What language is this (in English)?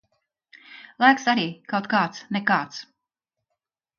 Latvian